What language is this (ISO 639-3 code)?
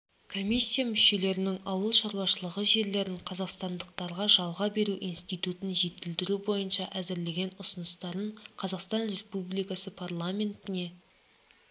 kaz